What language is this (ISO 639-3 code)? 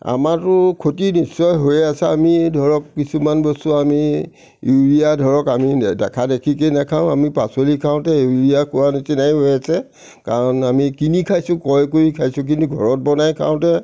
asm